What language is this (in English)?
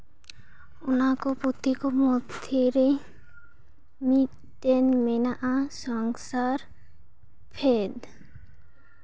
Santali